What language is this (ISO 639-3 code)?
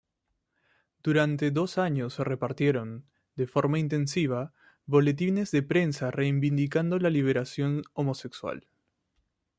spa